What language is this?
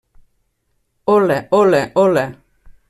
Catalan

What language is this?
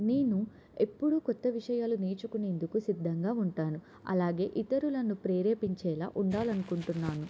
Telugu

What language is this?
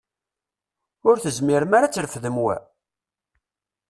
Kabyle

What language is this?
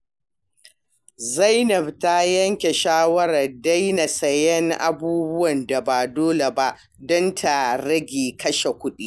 Hausa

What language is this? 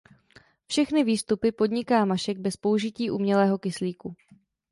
Czech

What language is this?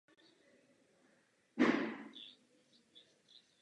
Czech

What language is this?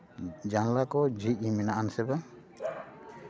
Santali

